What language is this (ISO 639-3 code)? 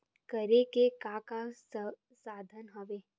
hne